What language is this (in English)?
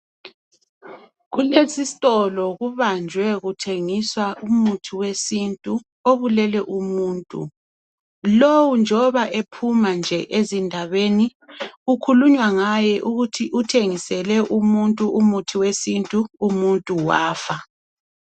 North Ndebele